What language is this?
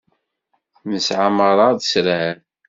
Kabyle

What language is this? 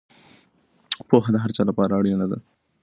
Pashto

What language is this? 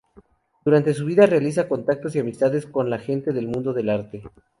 Spanish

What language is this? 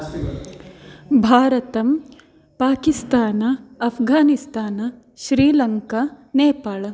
Sanskrit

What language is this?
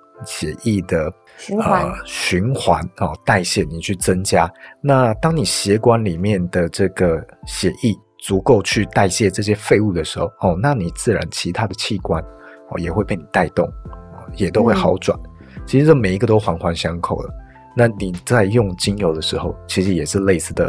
Chinese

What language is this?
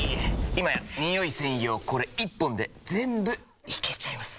Japanese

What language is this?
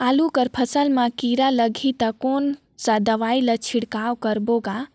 Chhattisgarhi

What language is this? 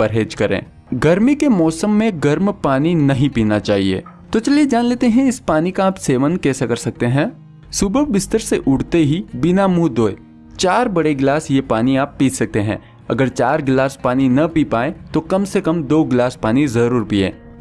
Hindi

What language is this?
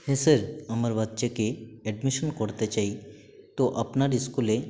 Bangla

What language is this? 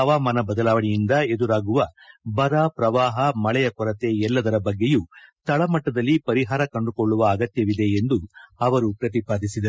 Kannada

